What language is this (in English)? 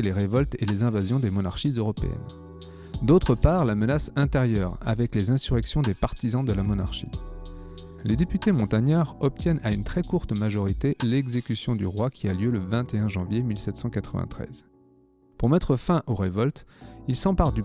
French